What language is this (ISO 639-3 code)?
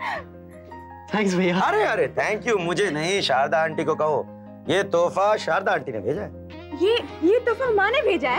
hin